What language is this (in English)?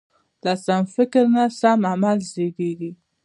Pashto